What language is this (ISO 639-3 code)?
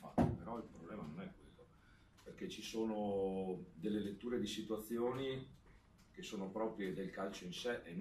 ita